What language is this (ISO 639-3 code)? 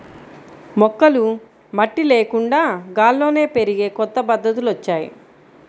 tel